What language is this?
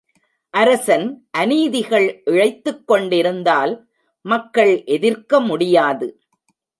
Tamil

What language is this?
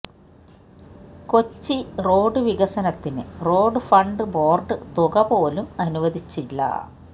Malayalam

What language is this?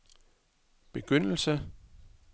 Danish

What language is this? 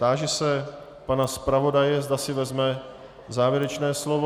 Czech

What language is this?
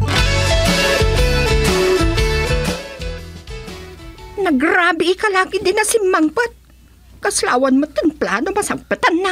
Filipino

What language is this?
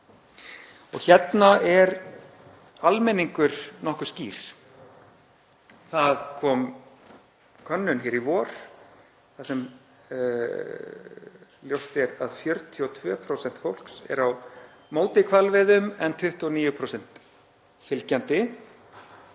Icelandic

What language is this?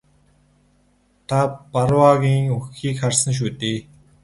Mongolian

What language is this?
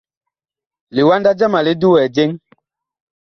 Bakoko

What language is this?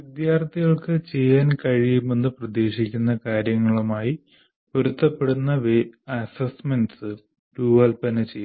Malayalam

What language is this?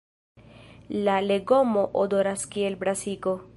Esperanto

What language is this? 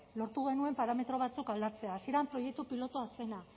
Basque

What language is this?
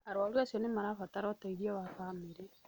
Kikuyu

